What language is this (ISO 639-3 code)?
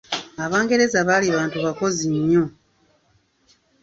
lug